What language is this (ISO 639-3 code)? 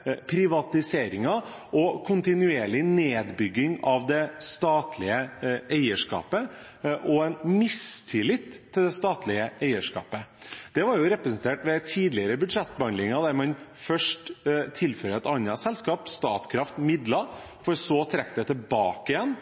nob